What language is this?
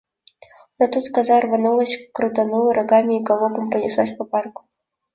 Russian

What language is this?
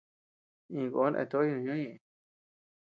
Tepeuxila Cuicatec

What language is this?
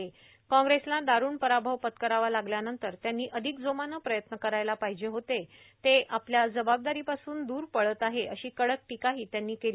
Marathi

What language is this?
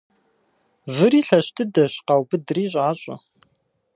Kabardian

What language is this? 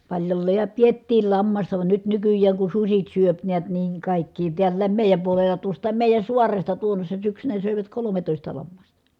Finnish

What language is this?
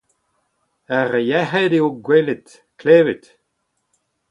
Breton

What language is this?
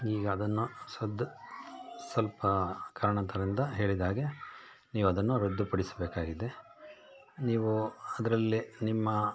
Kannada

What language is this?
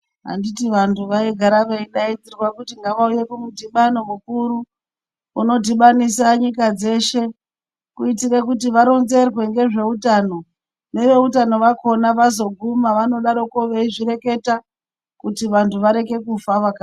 Ndau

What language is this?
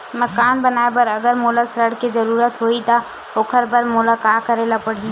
Chhattisgarhi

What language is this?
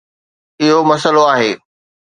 Sindhi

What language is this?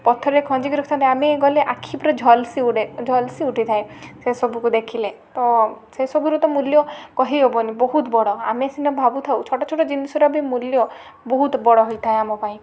Odia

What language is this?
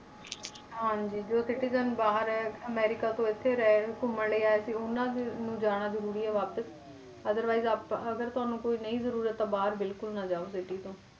Punjabi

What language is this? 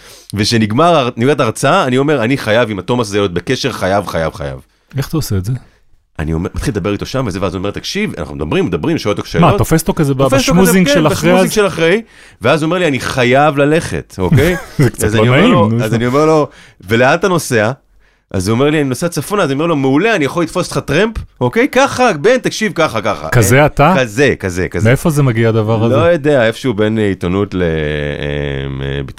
Hebrew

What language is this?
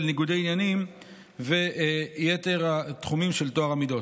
Hebrew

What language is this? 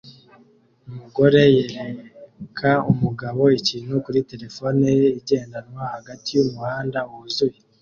Kinyarwanda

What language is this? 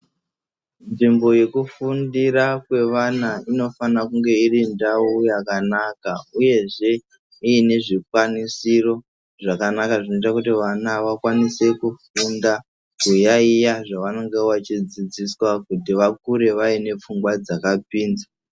Ndau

